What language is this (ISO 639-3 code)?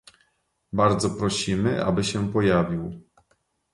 pol